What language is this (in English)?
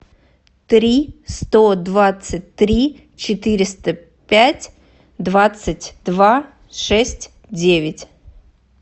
Russian